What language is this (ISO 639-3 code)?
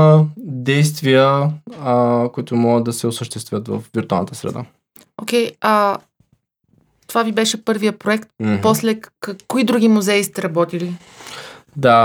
bul